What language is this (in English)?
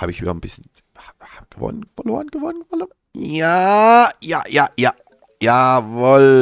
German